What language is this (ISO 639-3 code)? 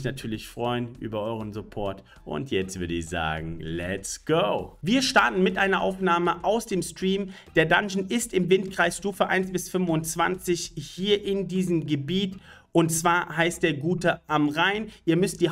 deu